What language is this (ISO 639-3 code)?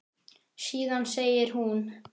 isl